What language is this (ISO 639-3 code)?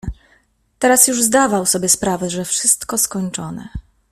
pol